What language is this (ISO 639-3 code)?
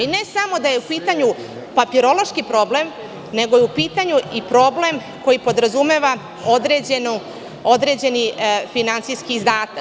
srp